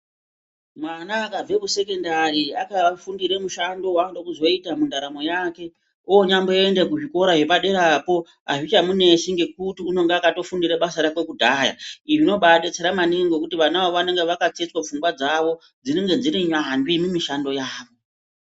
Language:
Ndau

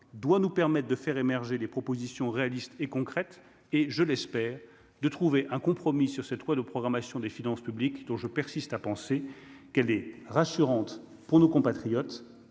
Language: French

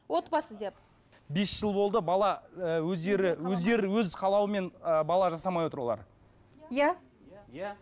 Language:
Kazakh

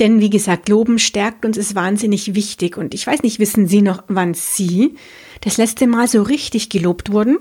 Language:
German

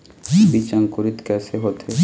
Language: Chhattisgarhi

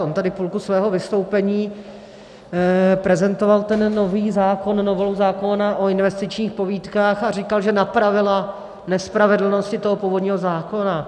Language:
Czech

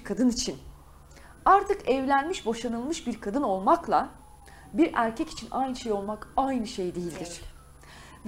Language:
Turkish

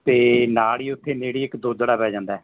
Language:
Punjabi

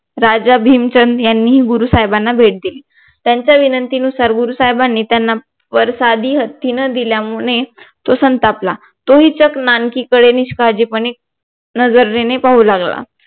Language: Marathi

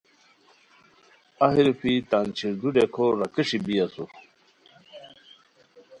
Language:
Khowar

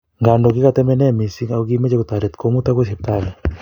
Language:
Kalenjin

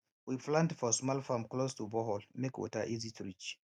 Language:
Nigerian Pidgin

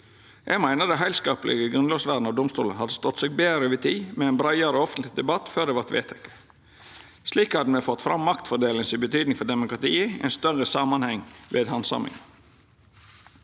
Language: Norwegian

